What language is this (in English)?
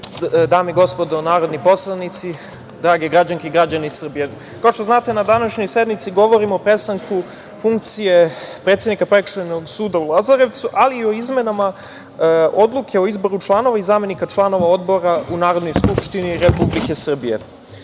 Serbian